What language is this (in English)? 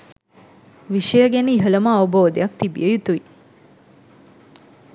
Sinhala